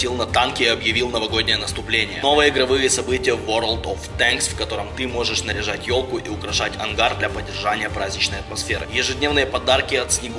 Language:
Russian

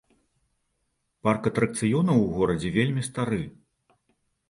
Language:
Belarusian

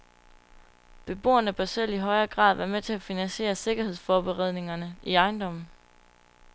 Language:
Danish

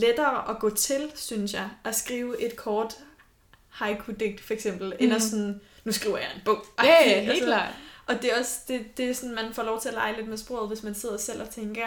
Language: Danish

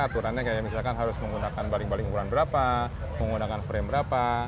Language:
Indonesian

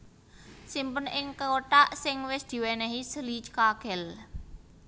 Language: Javanese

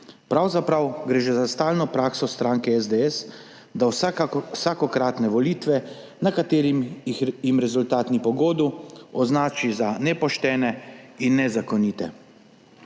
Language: Slovenian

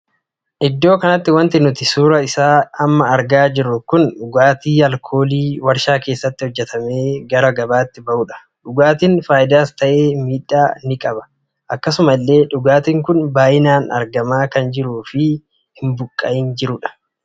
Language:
Oromo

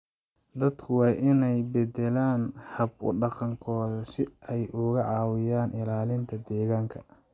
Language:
Somali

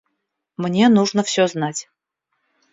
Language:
Russian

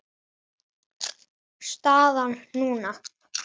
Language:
Icelandic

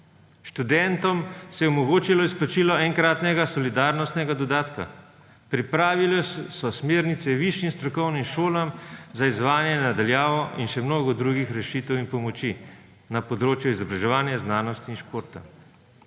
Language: Slovenian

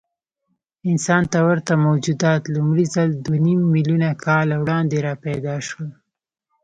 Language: Pashto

